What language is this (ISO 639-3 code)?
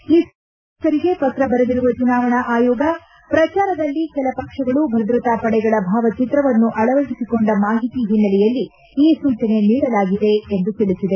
kan